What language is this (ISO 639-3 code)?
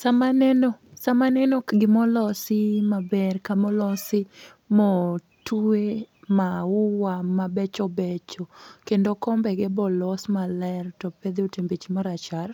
luo